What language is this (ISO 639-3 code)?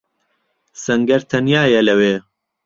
ckb